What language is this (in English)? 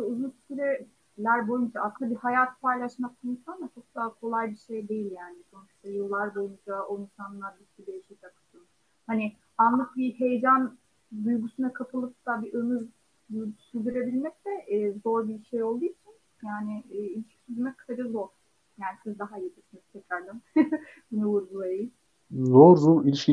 Turkish